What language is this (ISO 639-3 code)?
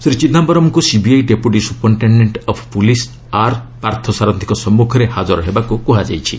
ori